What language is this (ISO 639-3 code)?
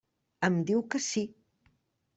cat